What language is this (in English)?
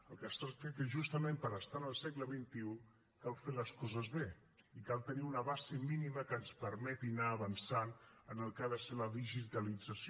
Catalan